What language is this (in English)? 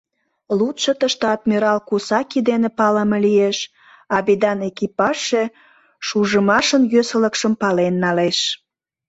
Mari